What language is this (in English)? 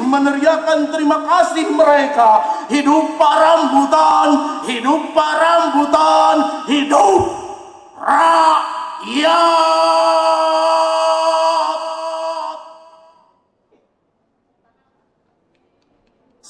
Indonesian